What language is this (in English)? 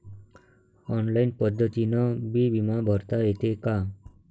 Marathi